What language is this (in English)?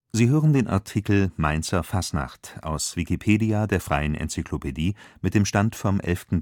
German